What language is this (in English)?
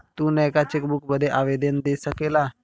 Bhojpuri